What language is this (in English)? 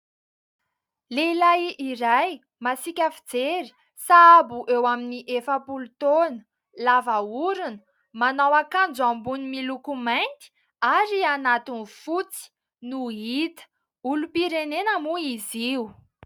Malagasy